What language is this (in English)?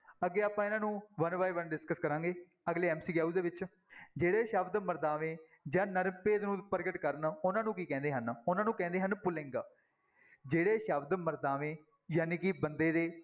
Punjabi